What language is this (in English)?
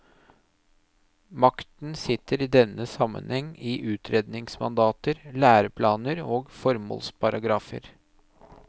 Norwegian